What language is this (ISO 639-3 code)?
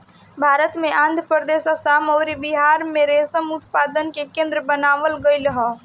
bho